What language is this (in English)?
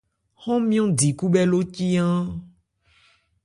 Ebrié